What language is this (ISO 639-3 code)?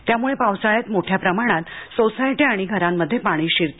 mar